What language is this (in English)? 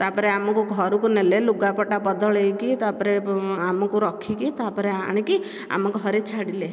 Odia